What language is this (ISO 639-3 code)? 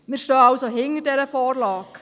gsw